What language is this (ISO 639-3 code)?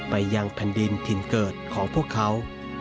tha